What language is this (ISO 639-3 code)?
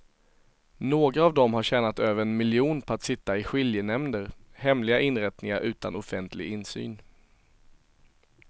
swe